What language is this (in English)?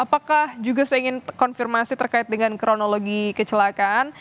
Indonesian